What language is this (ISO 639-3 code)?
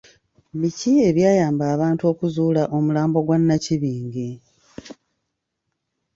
lug